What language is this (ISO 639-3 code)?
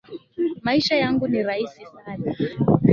swa